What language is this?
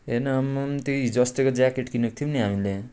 Nepali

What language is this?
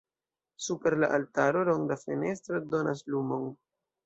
Esperanto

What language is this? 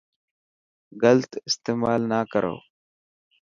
Dhatki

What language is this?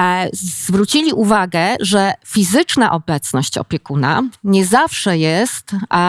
Polish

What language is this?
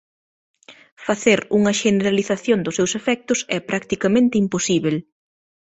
Galician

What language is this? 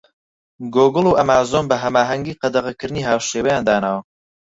Central Kurdish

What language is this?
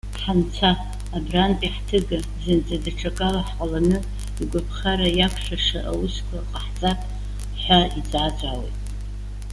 Abkhazian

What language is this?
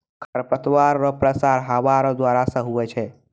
Maithili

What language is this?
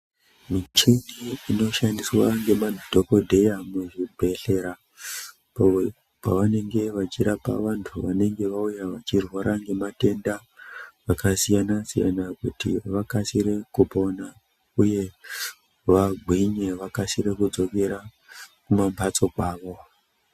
Ndau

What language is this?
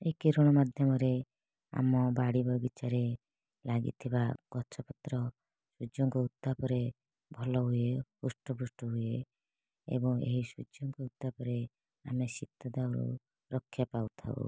Odia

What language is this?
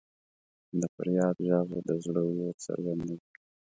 Pashto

